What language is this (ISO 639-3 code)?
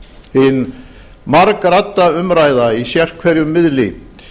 isl